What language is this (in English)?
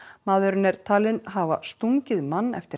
Icelandic